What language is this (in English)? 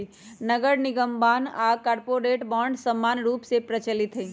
Magahi